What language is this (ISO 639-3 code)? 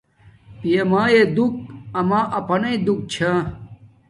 dmk